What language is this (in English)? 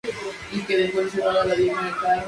Spanish